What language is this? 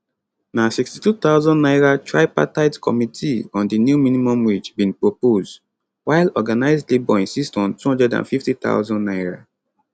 Nigerian Pidgin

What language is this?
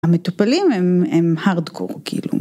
Hebrew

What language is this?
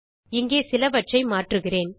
Tamil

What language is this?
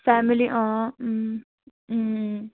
Nepali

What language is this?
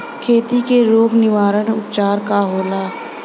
Bhojpuri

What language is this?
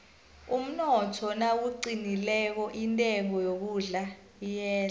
South Ndebele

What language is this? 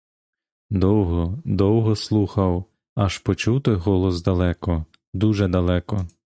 Ukrainian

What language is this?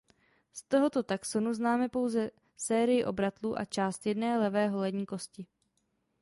Czech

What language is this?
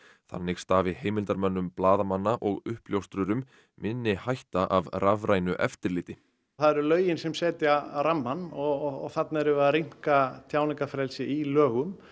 Icelandic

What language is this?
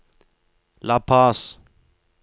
Norwegian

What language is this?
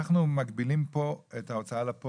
Hebrew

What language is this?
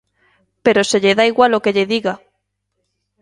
Galician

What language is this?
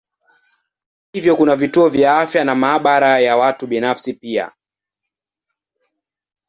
Swahili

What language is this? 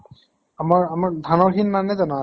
Assamese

